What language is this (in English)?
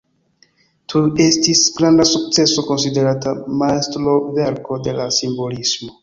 Esperanto